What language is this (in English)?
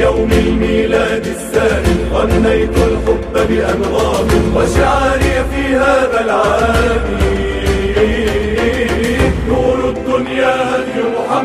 Arabic